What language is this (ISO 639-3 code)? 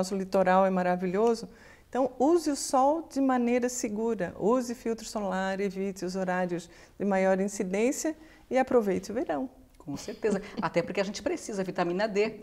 por